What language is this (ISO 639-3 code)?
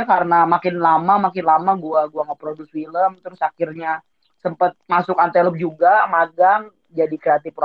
ind